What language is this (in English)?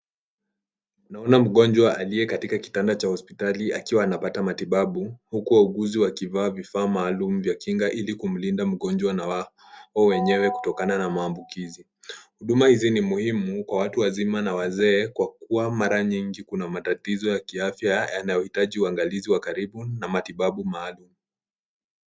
Swahili